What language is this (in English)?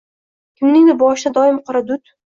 Uzbek